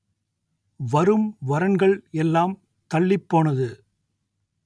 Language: Tamil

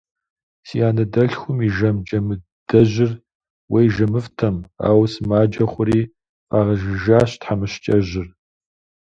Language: Kabardian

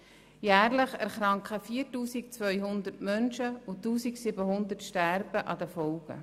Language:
Swiss German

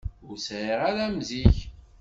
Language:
Kabyle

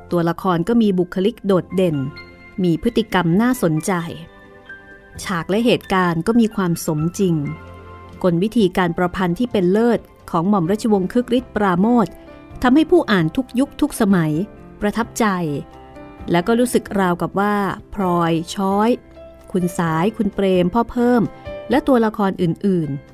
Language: Thai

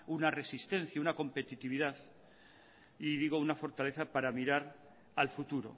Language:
Spanish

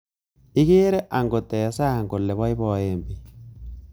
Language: Kalenjin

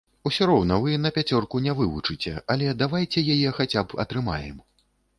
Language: Belarusian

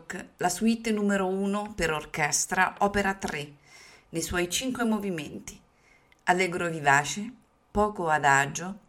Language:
Italian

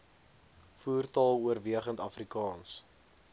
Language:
Afrikaans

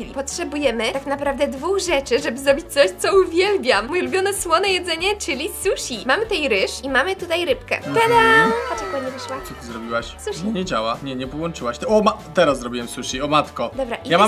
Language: Polish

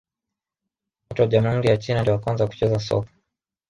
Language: Swahili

